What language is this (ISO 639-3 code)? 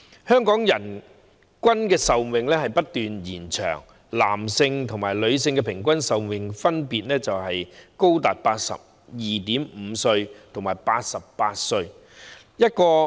yue